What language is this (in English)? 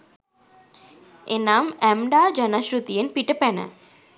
Sinhala